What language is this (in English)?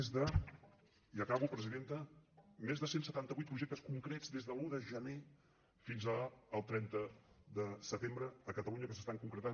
Catalan